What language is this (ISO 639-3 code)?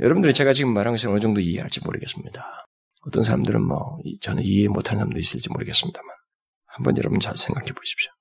kor